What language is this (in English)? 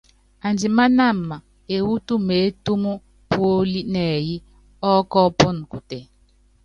Yangben